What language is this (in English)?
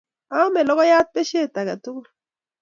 Kalenjin